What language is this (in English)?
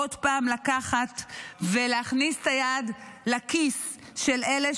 Hebrew